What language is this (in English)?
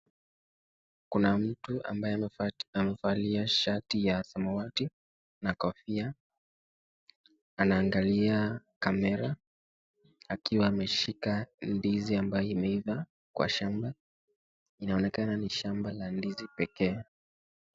Swahili